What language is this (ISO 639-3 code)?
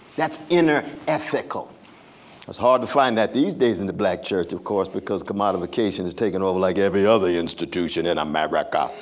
eng